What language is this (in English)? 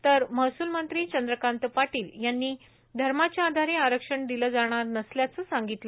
Marathi